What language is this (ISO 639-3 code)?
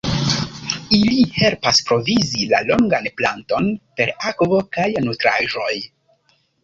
epo